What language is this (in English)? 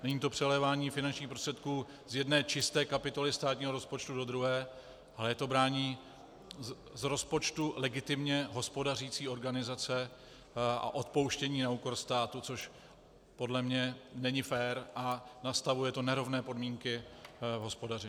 Czech